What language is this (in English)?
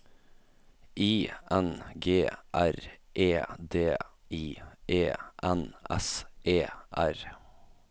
Norwegian